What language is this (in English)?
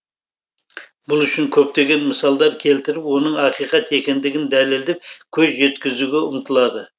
Kazakh